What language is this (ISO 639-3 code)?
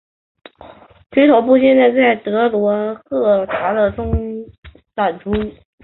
zho